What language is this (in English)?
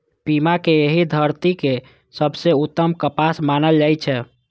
Maithili